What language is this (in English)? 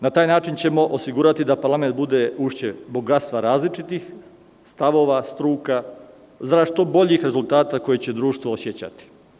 Serbian